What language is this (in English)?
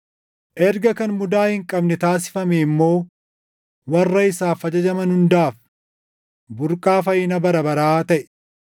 Oromo